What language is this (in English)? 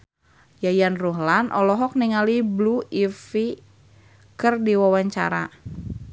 Sundanese